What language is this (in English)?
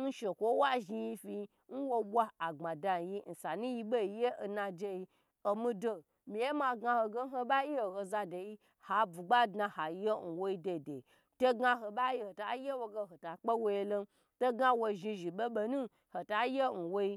Gbagyi